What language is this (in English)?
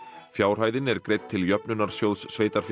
Icelandic